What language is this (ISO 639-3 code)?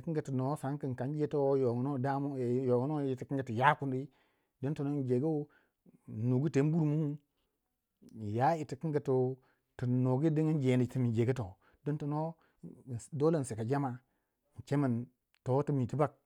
wja